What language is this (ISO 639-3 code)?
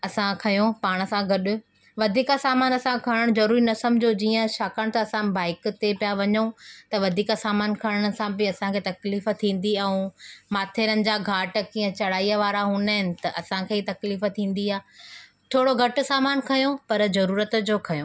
snd